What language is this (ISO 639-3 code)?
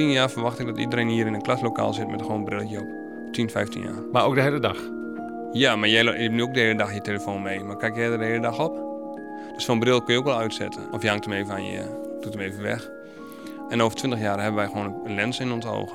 nld